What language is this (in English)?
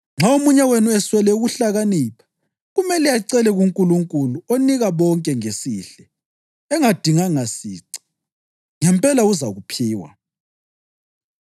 North Ndebele